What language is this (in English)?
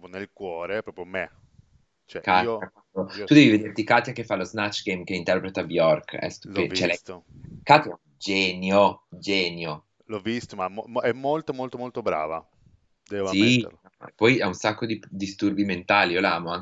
Italian